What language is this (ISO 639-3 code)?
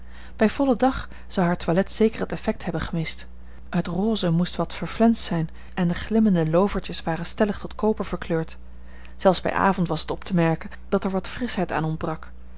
nld